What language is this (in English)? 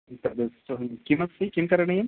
Sanskrit